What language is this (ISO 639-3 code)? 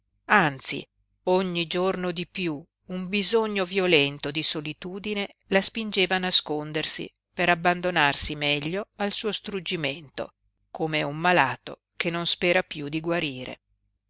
ita